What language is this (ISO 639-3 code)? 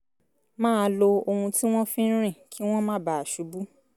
yor